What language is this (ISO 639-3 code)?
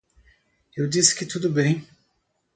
por